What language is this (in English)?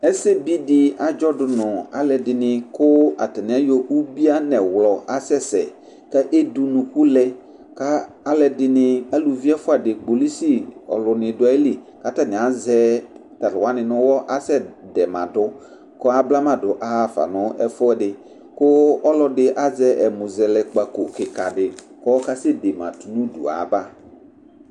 Ikposo